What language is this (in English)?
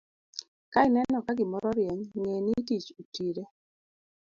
Luo (Kenya and Tanzania)